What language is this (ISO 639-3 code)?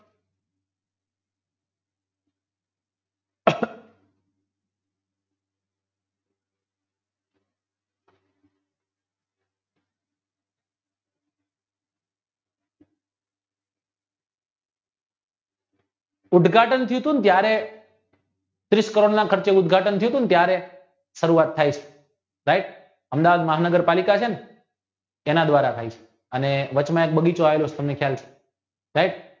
guj